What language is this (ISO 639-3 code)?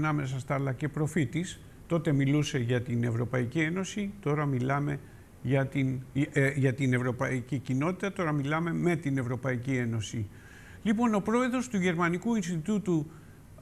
ell